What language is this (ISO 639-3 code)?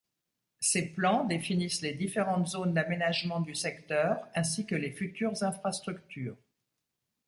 fra